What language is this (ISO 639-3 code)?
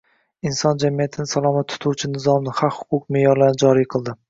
uzb